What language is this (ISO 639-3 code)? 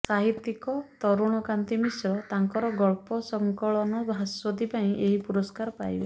ori